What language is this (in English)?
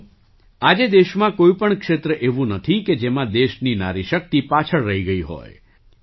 Gujarati